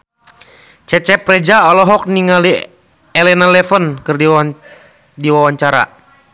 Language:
Sundanese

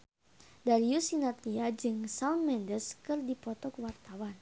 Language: Sundanese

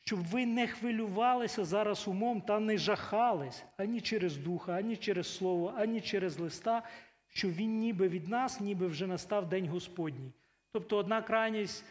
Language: Ukrainian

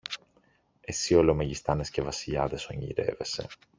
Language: Greek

